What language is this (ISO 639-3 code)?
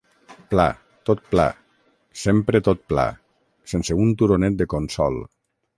cat